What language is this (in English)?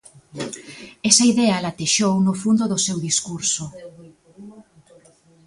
Galician